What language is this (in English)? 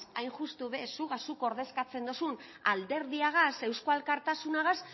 Basque